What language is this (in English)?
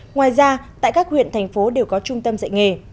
Vietnamese